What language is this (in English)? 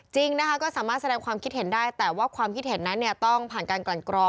Thai